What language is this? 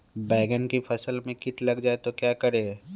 Magahi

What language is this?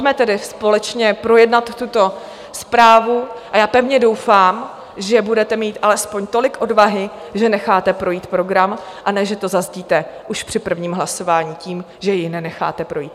Czech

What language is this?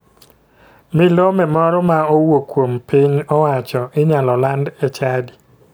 Luo (Kenya and Tanzania)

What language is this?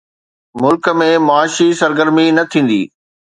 Sindhi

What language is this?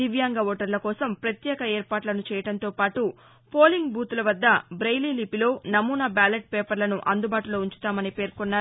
Telugu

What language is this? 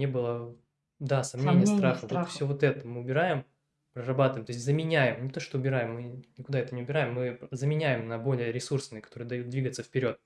Russian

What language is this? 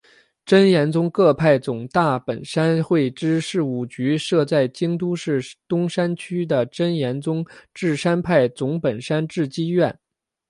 Chinese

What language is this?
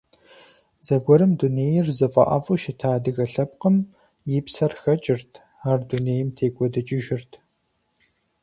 Kabardian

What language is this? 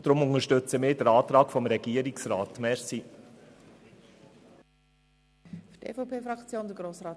Swiss German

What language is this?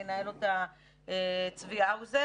Hebrew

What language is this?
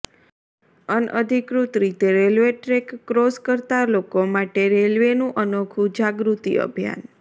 Gujarati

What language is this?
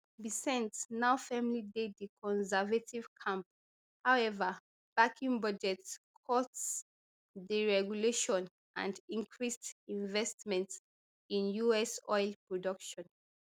Nigerian Pidgin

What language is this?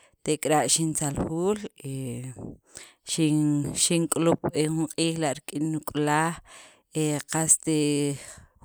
Sacapulteco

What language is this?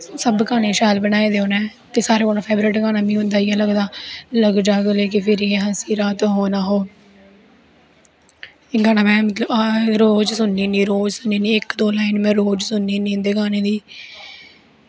Dogri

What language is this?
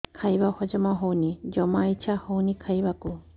Odia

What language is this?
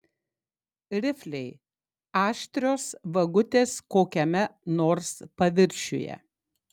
Lithuanian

